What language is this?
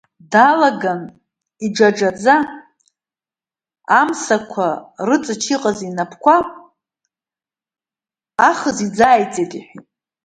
Abkhazian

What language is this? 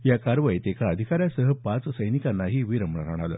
Marathi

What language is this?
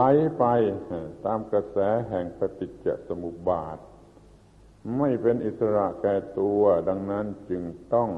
Thai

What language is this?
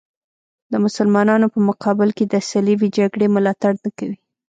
Pashto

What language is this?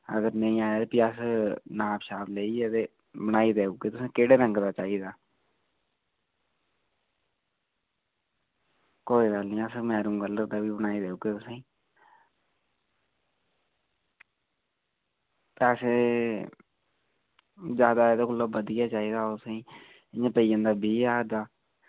Dogri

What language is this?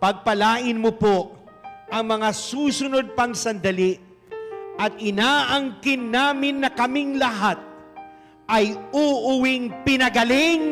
Filipino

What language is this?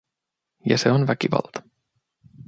Finnish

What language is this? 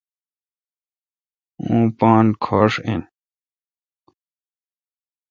Kalkoti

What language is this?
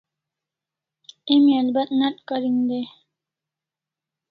Kalasha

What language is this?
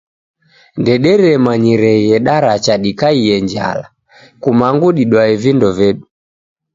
Taita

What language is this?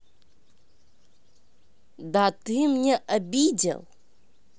Russian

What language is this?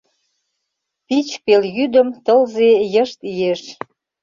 Mari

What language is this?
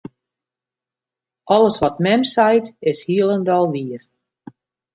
Western Frisian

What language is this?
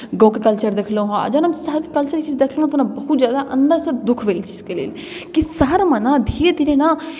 Maithili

